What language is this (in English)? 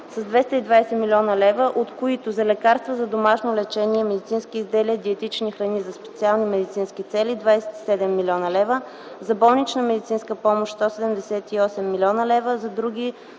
Bulgarian